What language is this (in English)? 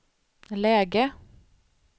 Swedish